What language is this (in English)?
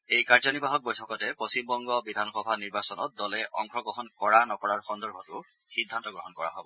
Assamese